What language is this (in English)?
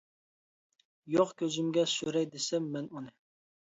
Uyghur